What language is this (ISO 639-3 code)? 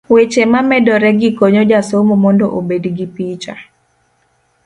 luo